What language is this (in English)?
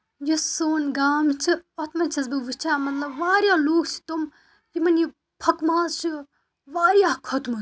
Kashmiri